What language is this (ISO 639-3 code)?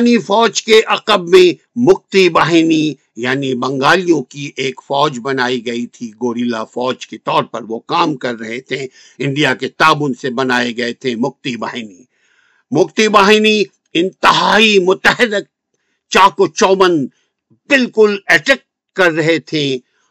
urd